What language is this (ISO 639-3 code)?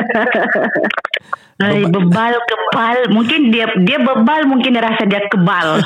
msa